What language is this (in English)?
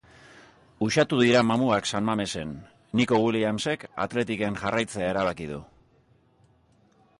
Basque